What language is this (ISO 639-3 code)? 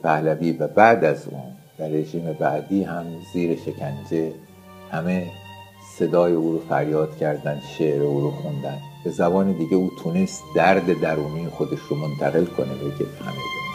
fas